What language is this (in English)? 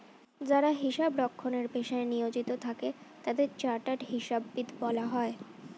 Bangla